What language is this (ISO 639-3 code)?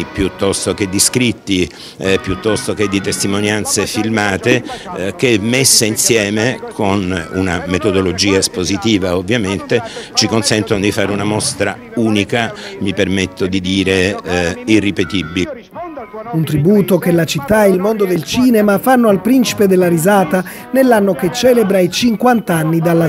ita